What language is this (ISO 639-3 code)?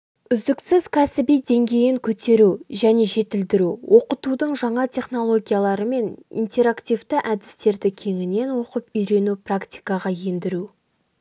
kaz